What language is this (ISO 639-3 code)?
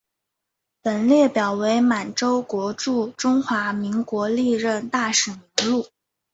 zho